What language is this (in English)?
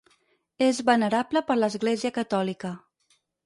Catalan